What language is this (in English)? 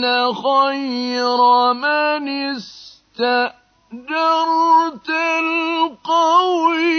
Arabic